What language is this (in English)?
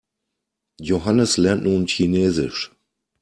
German